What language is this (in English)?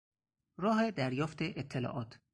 Persian